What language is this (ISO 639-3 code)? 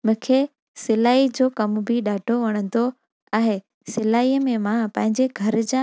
snd